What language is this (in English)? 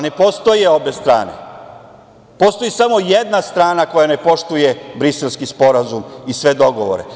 Serbian